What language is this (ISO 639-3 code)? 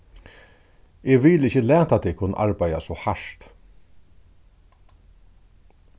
fao